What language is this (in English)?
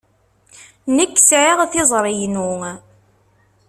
Kabyle